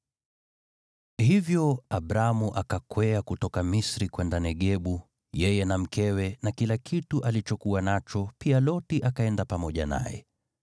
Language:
Swahili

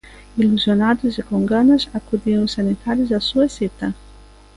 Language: Galician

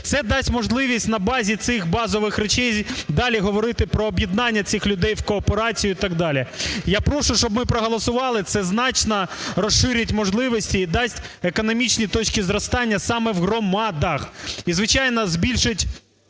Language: Ukrainian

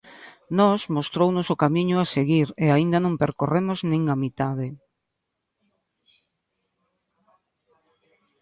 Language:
Galician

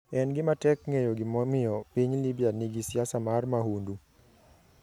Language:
Luo (Kenya and Tanzania)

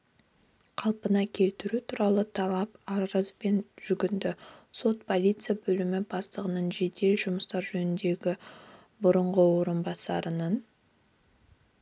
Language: Kazakh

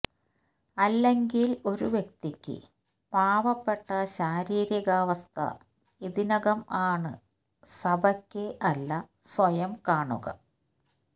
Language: Malayalam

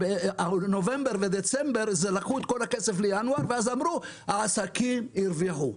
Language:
Hebrew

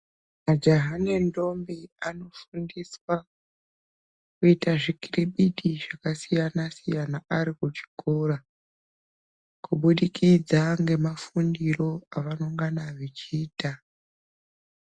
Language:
Ndau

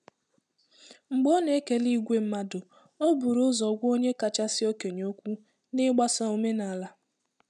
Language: Igbo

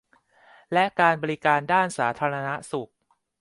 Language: Thai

